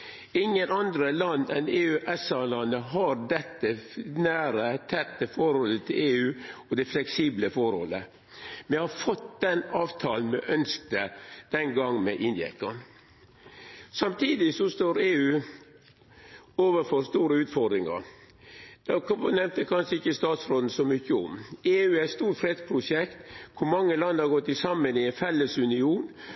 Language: Norwegian Nynorsk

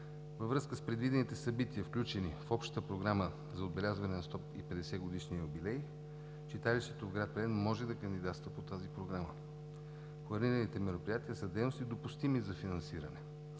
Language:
Bulgarian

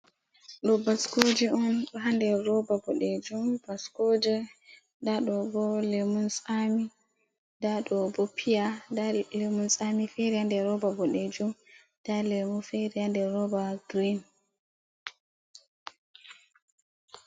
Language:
Fula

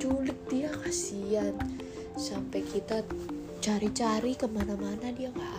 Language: Indonesian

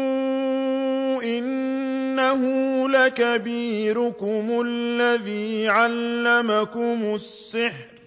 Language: Arabic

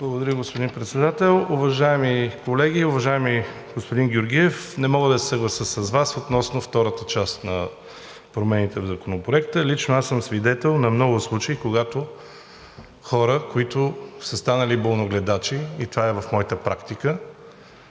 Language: Bulgarian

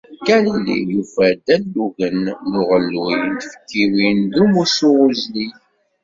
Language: Kabyle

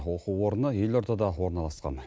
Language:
Kazakh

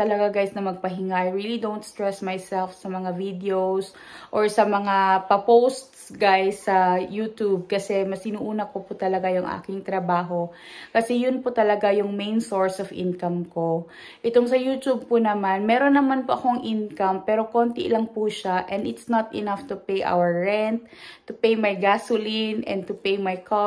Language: Filipino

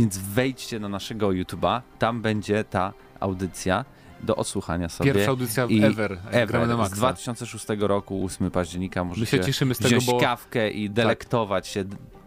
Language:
Polish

